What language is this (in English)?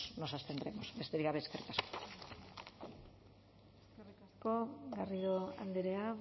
Basque